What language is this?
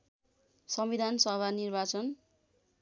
Nepali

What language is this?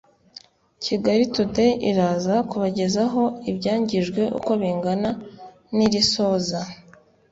Kinyarwanda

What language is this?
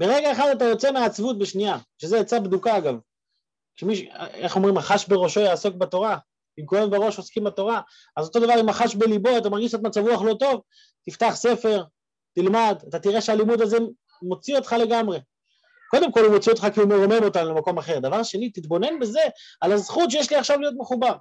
Hebrew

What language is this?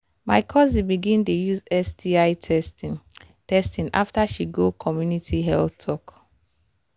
Nigerian Pidgin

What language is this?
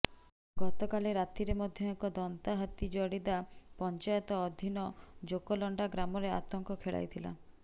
Odia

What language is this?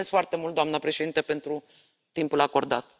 Romanian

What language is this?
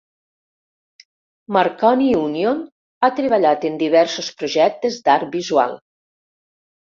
Catalan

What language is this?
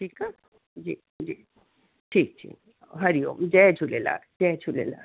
Sindhi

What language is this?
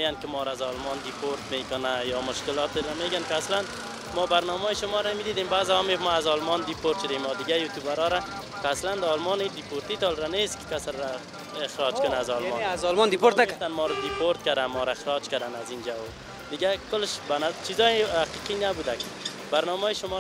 Persian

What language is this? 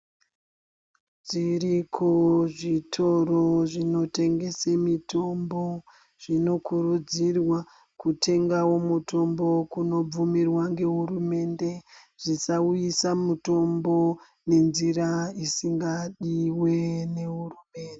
Ndau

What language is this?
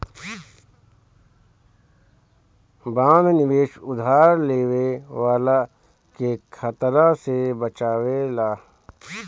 Bhojpuri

